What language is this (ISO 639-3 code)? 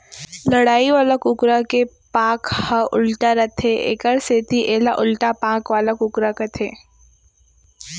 hne